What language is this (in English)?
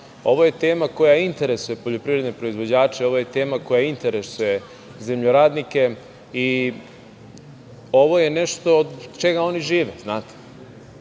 Serbian